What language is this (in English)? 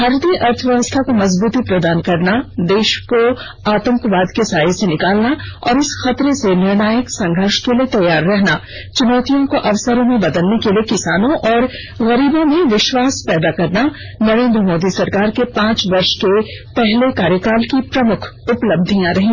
Hindi